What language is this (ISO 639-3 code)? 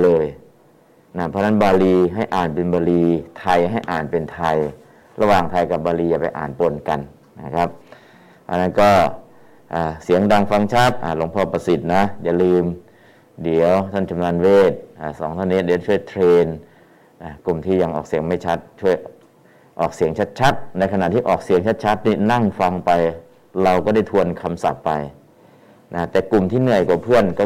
tha